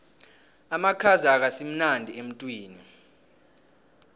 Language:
South Ndebele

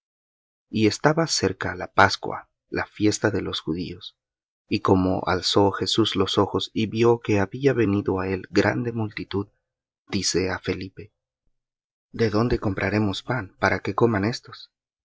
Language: Spanish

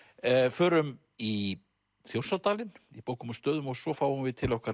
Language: Icelandic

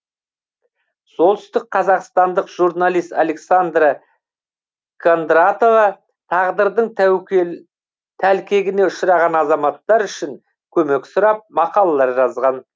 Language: Kazakh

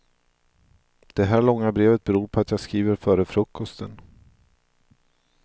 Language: Swedish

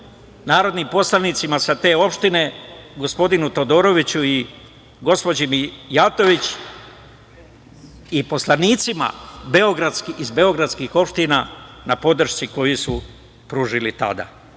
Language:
Serbian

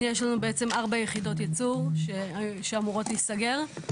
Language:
Hebrew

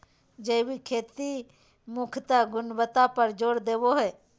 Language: Magahi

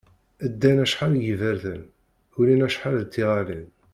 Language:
Kabyle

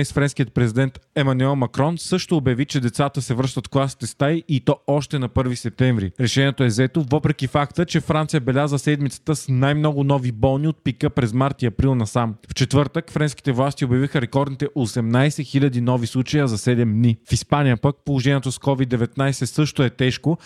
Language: Bulgarian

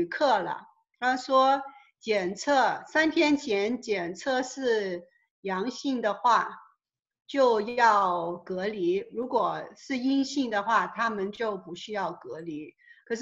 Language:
Chinese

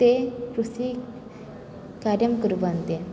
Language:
Sanskrit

